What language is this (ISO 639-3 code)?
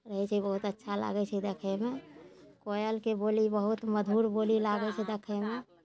mai